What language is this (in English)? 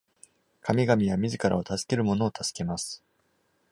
Japanese